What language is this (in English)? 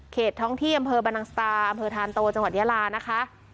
Thai